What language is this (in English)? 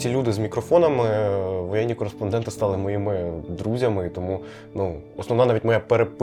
Ukrainian